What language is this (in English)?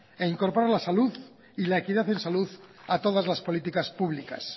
Spanish